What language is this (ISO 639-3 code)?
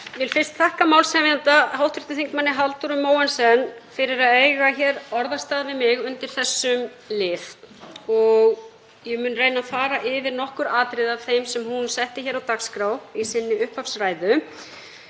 isl